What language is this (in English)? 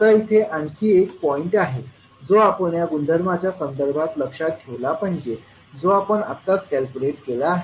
Marathi